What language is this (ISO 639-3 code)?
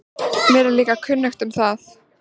isl